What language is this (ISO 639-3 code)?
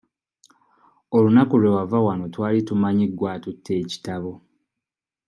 lug